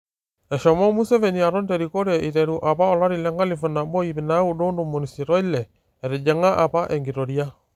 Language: Masai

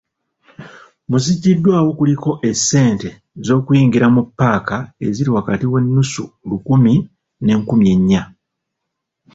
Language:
Ganda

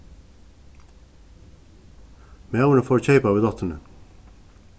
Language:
Faroese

